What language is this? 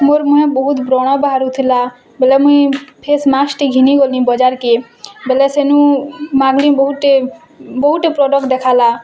Odia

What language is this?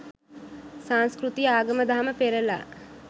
Sinhala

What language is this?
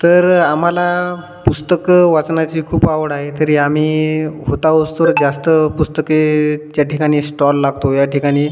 Marathi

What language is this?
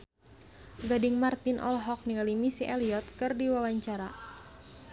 Sundanese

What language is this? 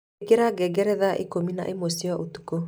Kikuyu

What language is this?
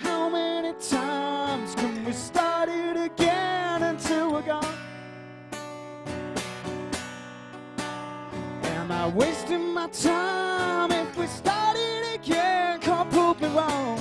English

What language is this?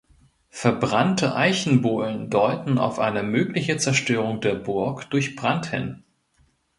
German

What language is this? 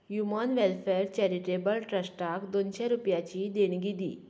Konkani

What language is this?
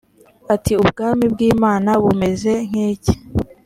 Kinyarwanda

